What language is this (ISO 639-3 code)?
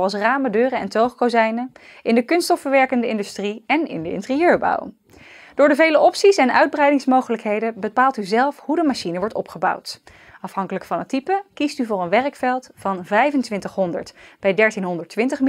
nld